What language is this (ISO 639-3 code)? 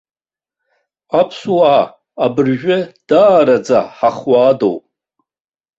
abk